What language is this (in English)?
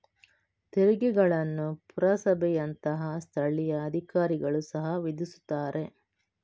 Kannada